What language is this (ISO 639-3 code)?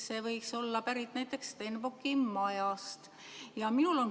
est